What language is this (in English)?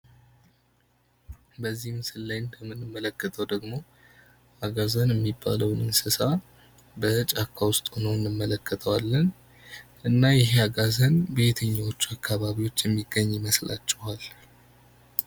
Amharic